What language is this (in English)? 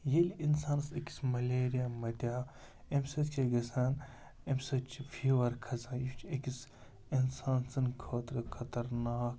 Kashmiri